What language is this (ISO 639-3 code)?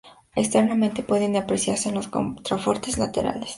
spa